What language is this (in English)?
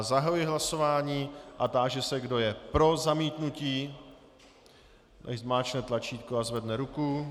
Czech